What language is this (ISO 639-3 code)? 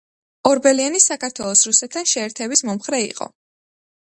kat